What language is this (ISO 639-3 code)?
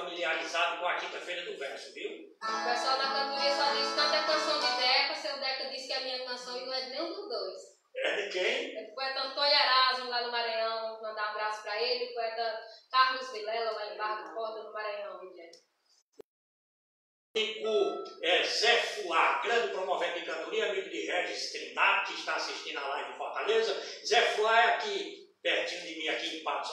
por